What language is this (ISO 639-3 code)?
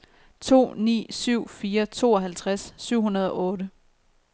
dan